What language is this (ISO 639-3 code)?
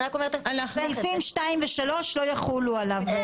heb